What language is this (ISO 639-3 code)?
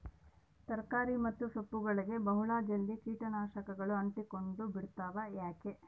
kan